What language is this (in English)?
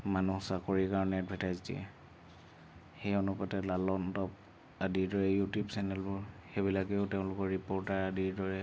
Assamese